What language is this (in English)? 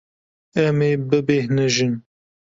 Kurdish